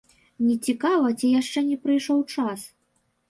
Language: Belarusian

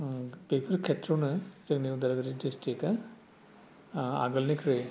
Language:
Bodo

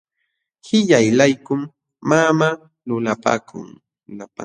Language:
Jauja Wanca Quechua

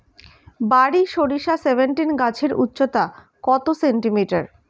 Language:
Bangla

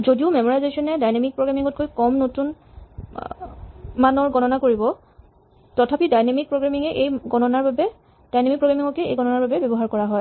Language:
Assamese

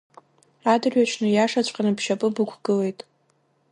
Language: Abkhazian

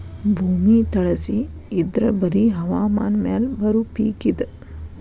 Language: Kannada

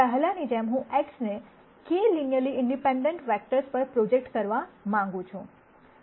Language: Gujarati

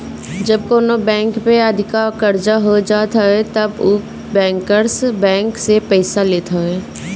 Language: Bhojpuri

